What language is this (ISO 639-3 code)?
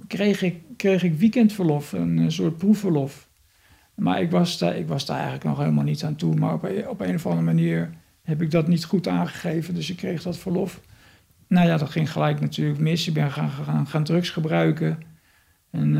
nld